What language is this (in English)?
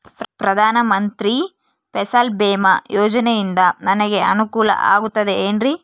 Kannada